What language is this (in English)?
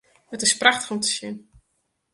Western Frisian